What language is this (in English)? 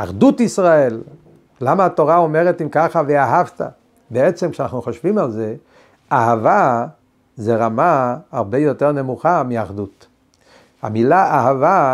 Hebrew